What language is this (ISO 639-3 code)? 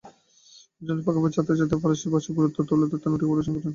ben